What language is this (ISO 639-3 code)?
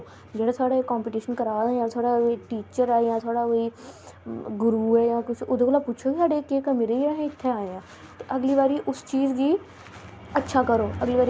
doi